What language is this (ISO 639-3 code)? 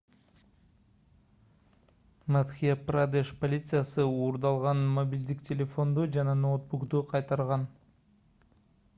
kir